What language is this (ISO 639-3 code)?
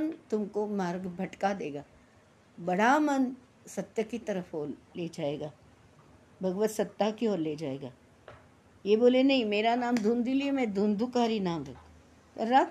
hin